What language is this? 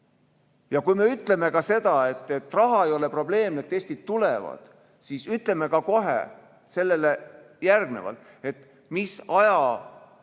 Estonian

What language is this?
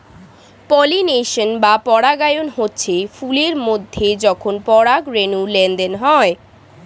Bangla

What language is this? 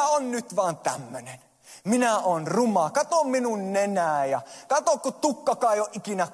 Finnish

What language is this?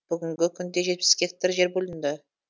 Kazakh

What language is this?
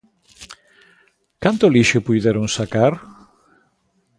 Galician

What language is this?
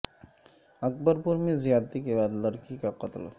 Urdu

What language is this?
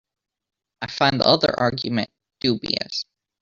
English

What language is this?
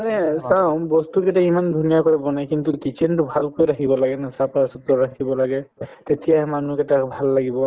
Assamese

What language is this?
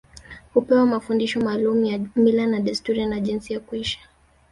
Swahili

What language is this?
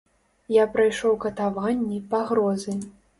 Belarusian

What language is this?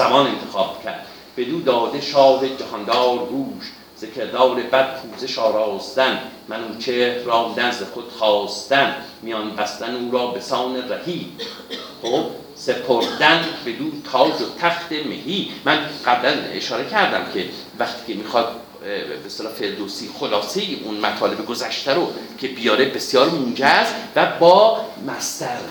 Persian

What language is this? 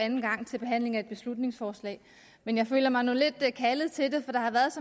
Danish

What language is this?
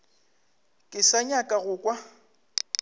Northern Sotho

